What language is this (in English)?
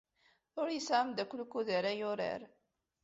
Kabyle